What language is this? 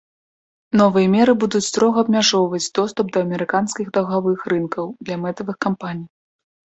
Belarusian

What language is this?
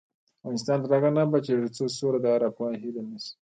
Pashto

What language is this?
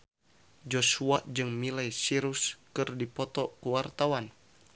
Sundanese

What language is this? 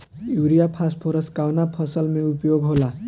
Bhojpuri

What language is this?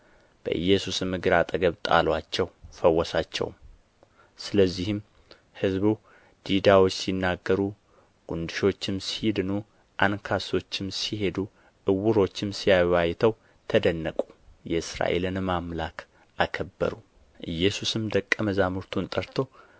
Amharic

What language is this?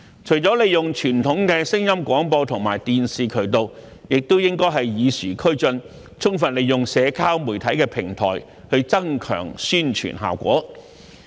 Cantonese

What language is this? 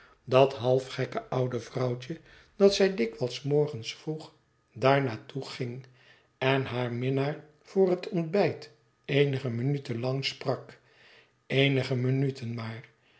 Dutch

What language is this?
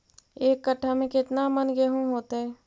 Magahi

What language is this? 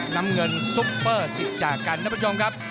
Thai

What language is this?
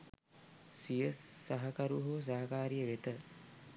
Sinhala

